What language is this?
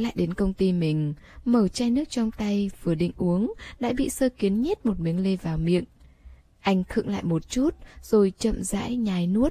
Vietnamese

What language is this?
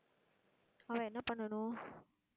Tamil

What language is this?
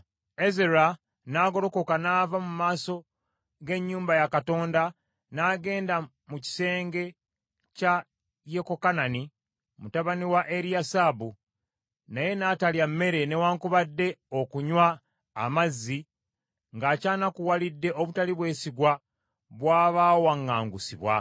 Ganda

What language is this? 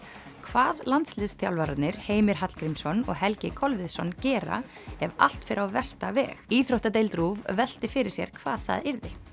Icelandic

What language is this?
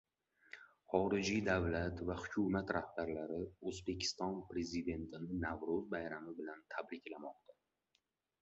Uzbek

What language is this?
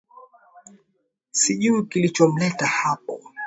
Swahili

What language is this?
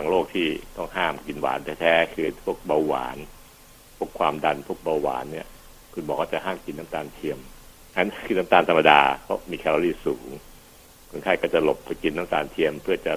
Thai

